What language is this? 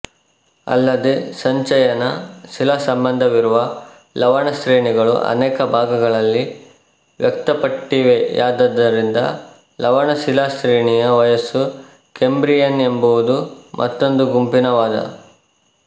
Kannada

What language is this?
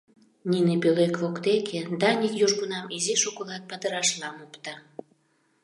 Mari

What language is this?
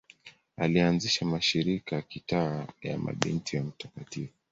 Swahili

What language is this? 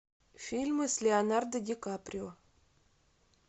Russian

